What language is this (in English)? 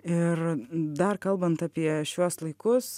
Lithuanian